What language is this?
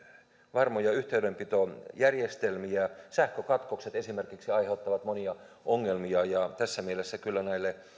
Finnish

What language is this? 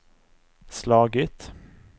Swedish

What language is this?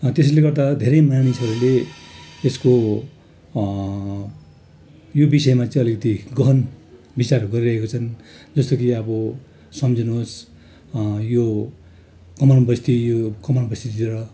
Nepali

